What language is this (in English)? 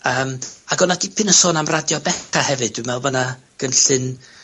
Welsh